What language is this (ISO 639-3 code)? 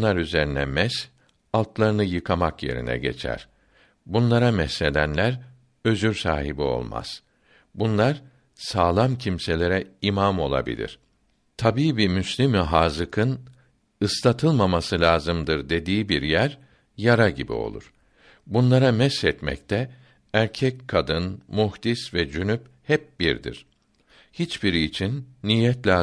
tur